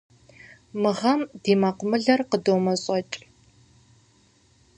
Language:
Kabardian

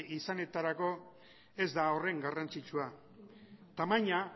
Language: Basque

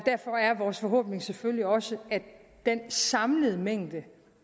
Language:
Danish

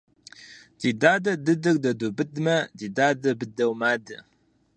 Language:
Kabardian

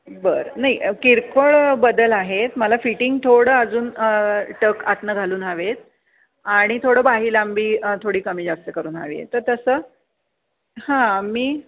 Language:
Marathi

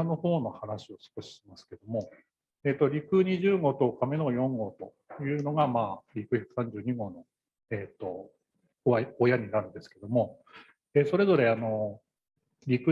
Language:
Japanese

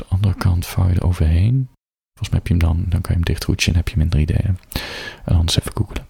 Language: Dutch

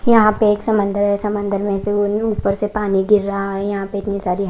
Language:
Hindi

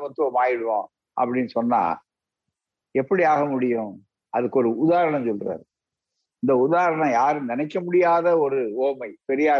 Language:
Tamil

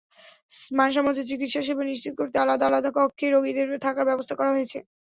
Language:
Bangla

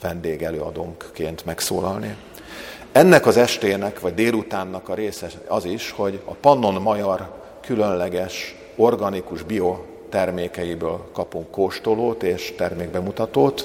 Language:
Hungarian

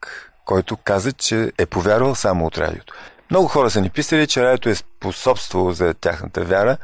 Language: Bulgarian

